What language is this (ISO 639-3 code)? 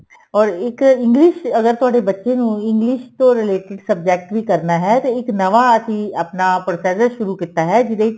pan